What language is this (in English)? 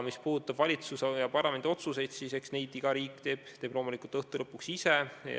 Estonian